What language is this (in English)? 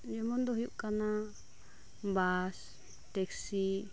Santali